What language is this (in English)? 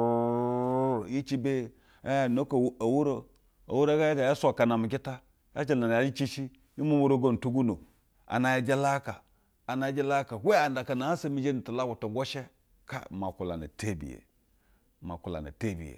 Basa (Nigeria)